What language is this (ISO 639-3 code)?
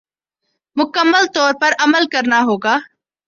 urd